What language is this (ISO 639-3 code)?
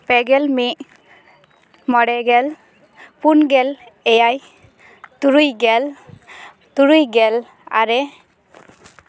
sat